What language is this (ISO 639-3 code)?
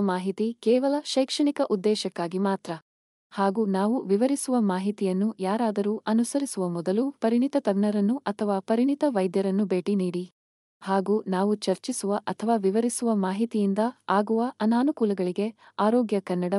kan